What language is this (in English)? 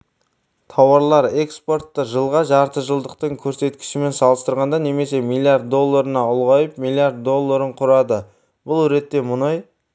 Kazakh